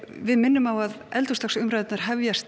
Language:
Icelandic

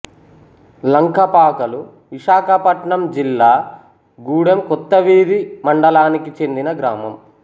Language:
Telugu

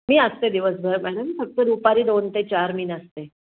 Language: Marathi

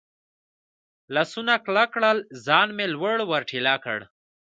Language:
Pashto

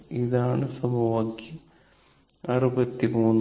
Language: Malayalam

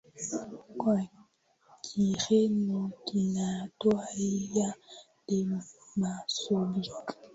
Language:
Swahili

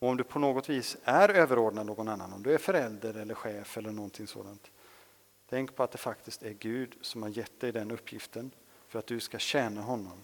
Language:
Swedish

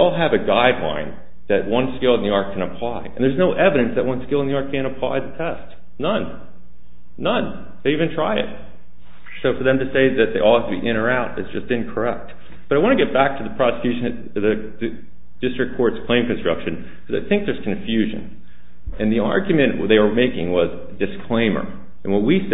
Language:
English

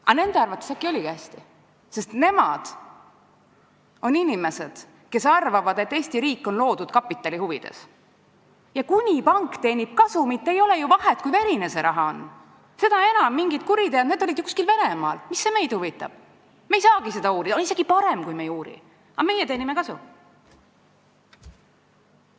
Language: Estonian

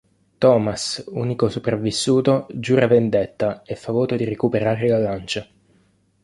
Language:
Italian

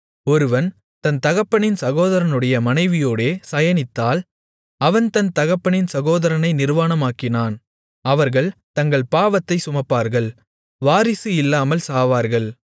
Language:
Tamil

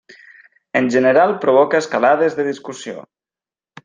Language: Catalan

